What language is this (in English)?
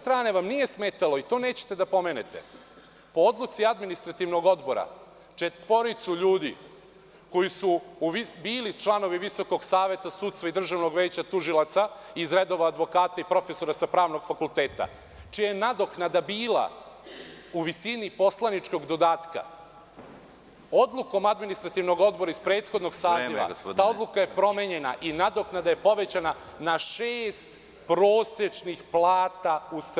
Serbian